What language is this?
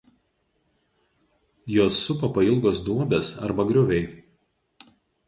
Lithuanian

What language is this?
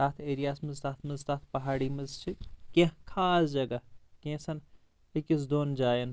Kashmiri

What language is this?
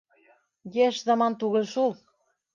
Bashkir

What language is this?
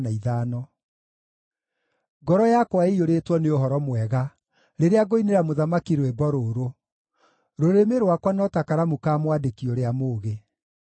Kikuyu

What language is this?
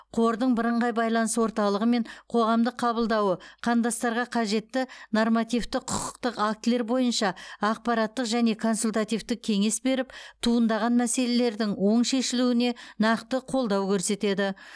Kazakh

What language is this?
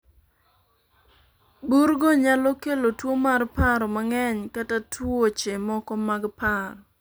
Luo (Kenya and Tanzania)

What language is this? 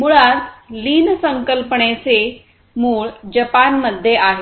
Marathi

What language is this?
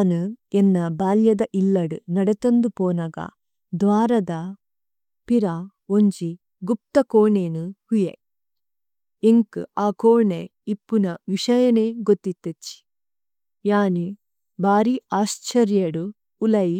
Tulu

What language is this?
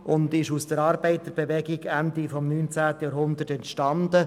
Swiss German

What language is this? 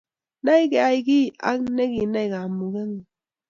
Kalenjin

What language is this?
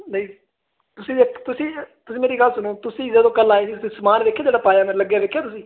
Punjabi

